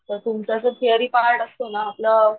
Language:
Marathi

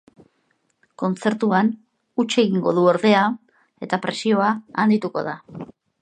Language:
Basque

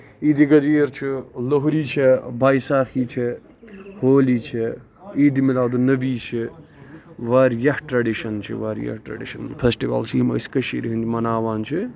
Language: Kashmiri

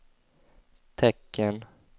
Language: Swedish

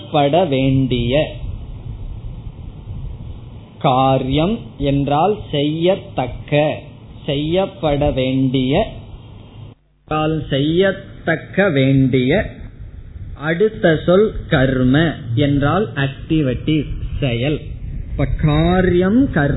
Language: Tamil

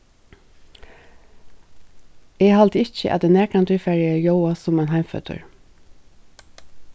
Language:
Faroese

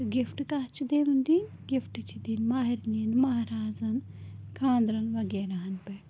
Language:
Kashmiri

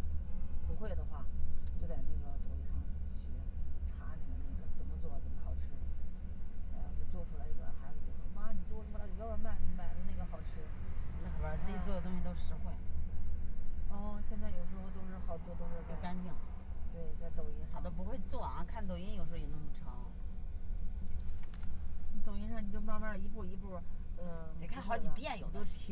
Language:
Chinese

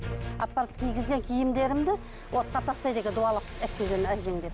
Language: Kazakh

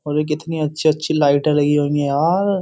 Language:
Hindi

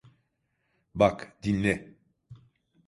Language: Turkish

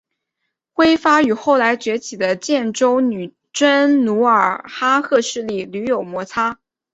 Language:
Chinese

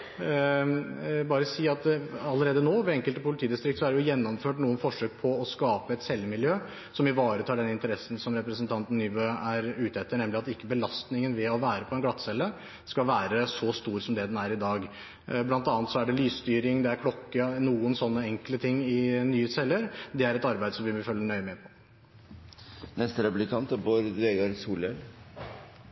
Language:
Norwegian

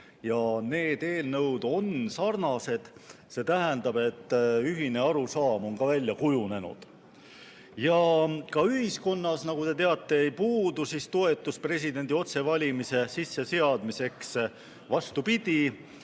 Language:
Estonian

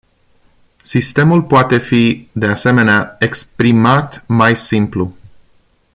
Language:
Romanian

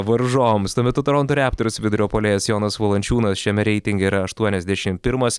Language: Lithuanian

